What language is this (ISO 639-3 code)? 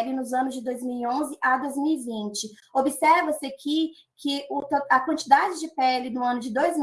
por